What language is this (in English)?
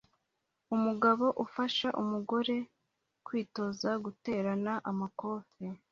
Kinyarwanda